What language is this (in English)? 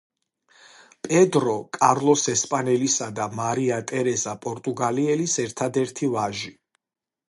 Georgian